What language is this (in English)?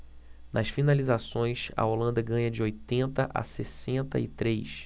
Portuguese